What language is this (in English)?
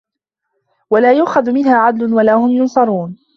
Arabic